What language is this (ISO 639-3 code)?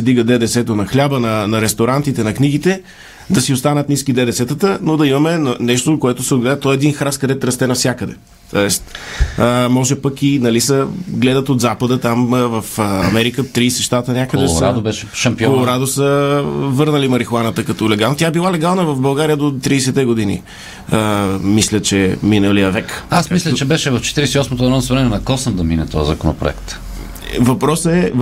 bul